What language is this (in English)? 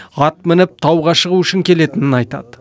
Kazakh